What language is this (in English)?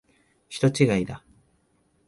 Japanese